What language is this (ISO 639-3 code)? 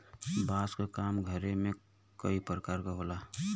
bho